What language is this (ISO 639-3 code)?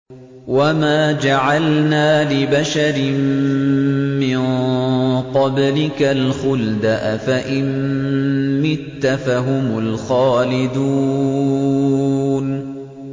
ara